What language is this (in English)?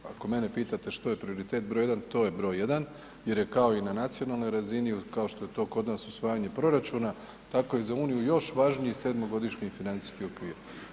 Croatian